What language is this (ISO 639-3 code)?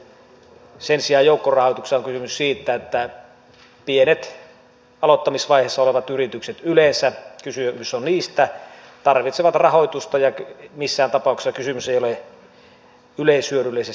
fin